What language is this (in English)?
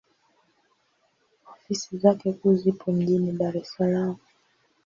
Swahili